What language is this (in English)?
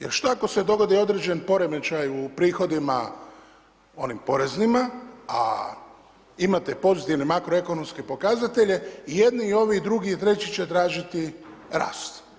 Croatian